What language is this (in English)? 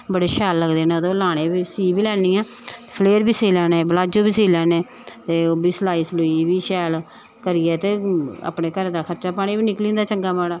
Dogri